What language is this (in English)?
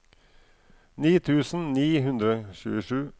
Norwegian